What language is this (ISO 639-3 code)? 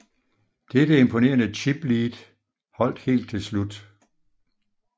dan